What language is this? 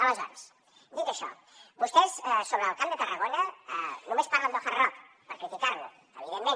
Catalan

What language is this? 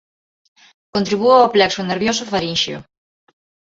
Galician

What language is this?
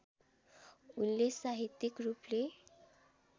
Nepali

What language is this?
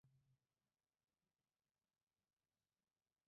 Mari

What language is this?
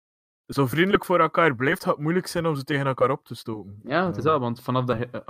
Dutch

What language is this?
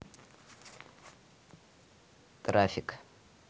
Russian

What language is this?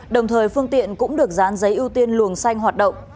Vietnamese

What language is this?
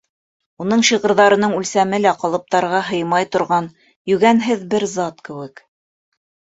Bashkir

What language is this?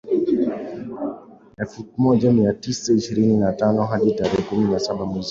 Swahili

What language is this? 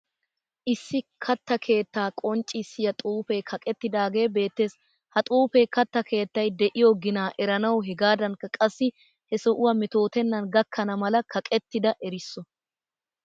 Wolaytta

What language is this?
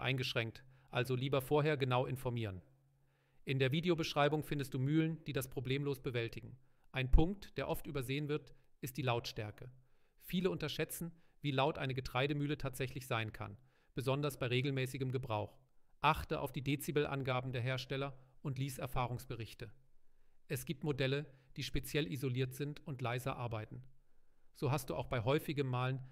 German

